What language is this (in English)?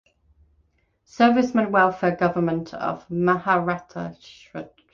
English